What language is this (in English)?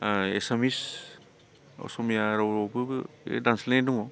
Bodo